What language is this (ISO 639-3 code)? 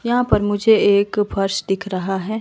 hin